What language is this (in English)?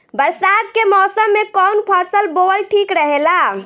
Bhojpuri